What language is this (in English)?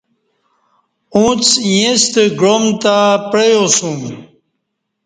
Kati